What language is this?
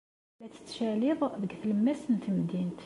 Kabyle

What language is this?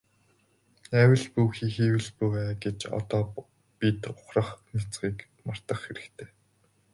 Mongolian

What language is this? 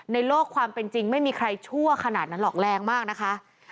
Thai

